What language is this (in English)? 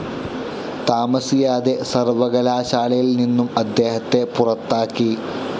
Malayalam